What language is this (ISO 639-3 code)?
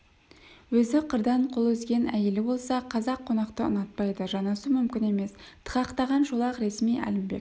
kaz